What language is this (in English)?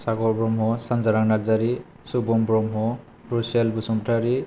Bodo